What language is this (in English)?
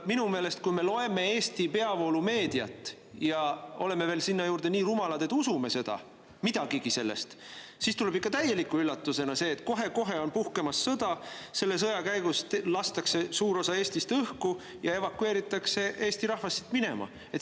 Estonian